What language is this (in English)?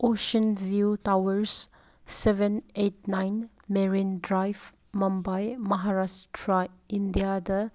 Manipuri